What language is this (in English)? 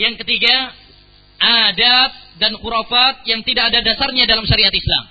Malay